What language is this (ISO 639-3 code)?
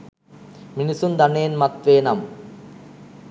sin